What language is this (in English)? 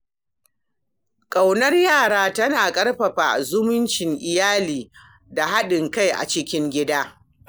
Hausa